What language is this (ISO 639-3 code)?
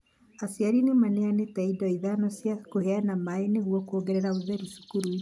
kik